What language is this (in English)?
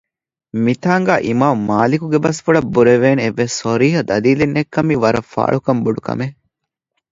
Divehi